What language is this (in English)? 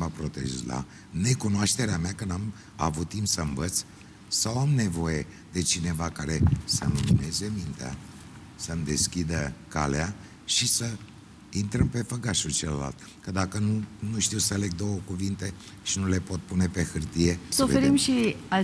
Romanian